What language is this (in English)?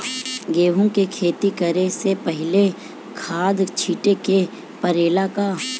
Bhojpuri